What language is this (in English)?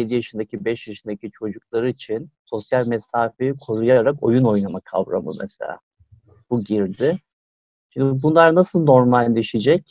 Turkish